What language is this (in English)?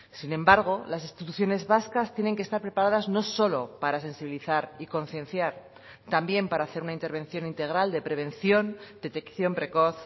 Spanish